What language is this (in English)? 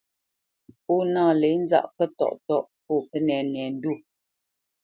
Bamenyam